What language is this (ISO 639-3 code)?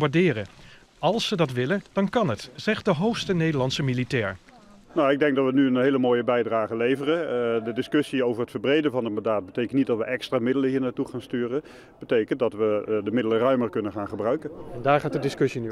nld